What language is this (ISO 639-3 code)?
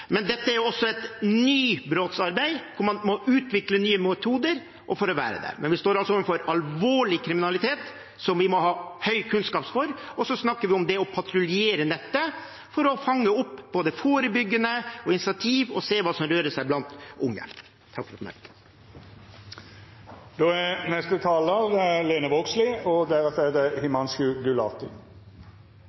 nor